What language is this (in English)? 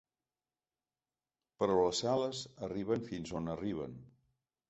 Catalan